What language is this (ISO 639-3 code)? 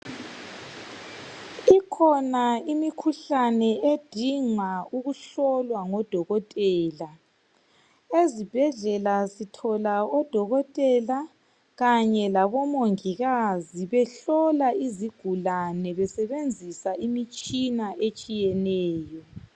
nde